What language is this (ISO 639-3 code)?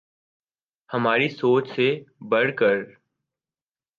urd